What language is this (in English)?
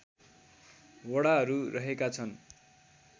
Nepali